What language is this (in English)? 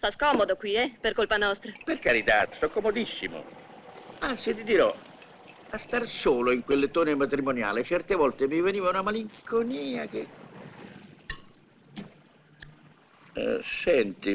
Italian